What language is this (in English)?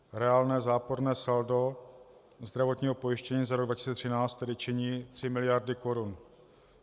Czech